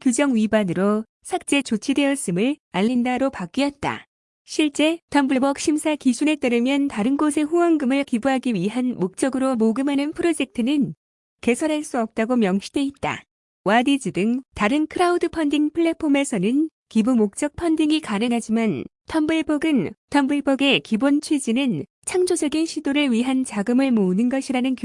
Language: Korean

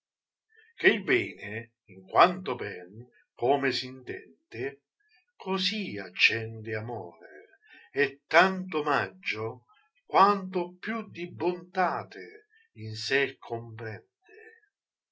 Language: Italian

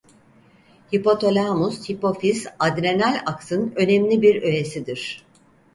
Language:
Turkish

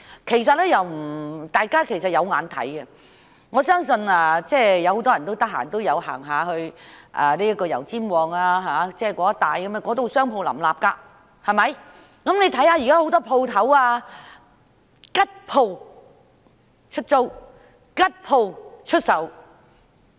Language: Cantonese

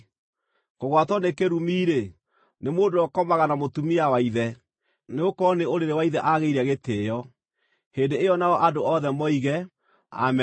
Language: Kikuyu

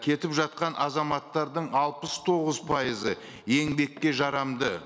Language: Kazakh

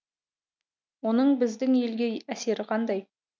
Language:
Kazakh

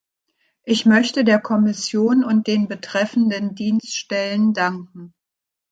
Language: German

